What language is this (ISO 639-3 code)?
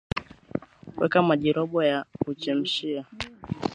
swa